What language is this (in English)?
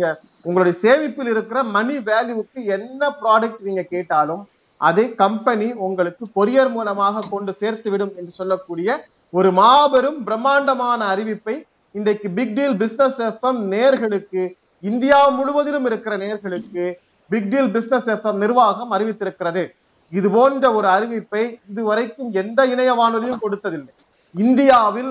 Tamil